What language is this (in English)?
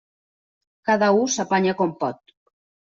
Catalan